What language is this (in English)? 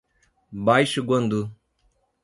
Portuguese